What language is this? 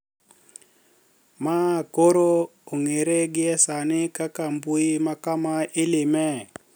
Luo (Kenya and Tanzania)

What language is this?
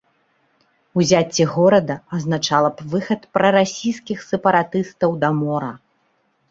Belarusian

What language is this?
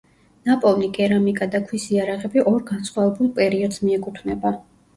Georgian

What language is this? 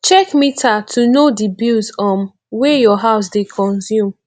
Nigerian Pidgin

